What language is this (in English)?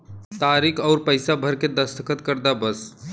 Bhojpuri